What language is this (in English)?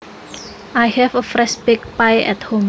Javanese